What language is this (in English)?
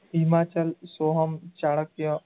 Gujarati